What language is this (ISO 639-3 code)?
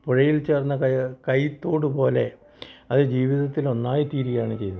mal